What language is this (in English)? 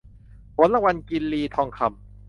Thai